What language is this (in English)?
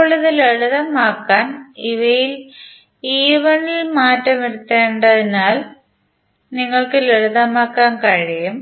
Malayalam